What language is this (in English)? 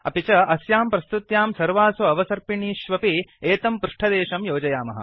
Sanskrit